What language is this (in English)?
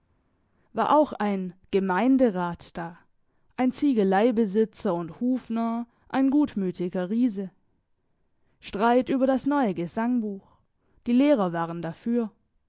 German